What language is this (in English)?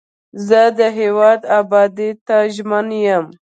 Pashto